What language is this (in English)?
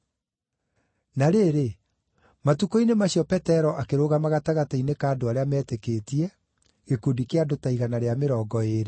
Kikuyu